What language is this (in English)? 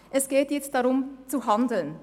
Swiss German